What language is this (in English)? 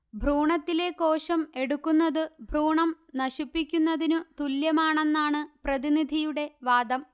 Malayalam